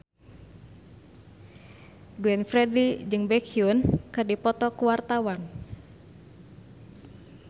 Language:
Sundanese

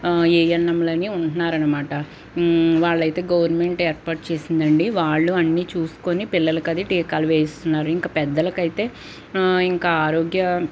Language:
Telugu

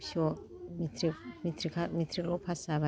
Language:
Bodo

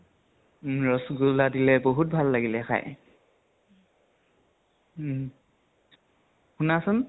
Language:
Assamese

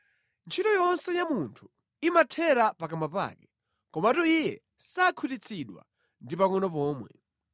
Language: Nyanja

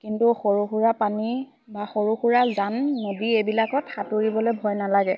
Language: Assamese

